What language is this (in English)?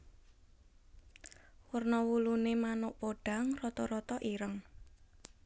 Javanese